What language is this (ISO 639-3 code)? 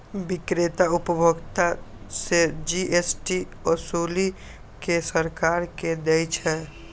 mai